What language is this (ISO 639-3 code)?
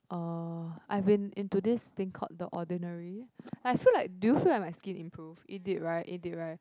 eng